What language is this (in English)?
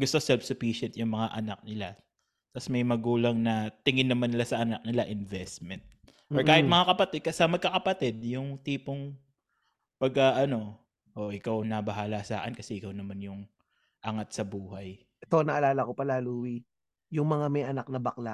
Filipino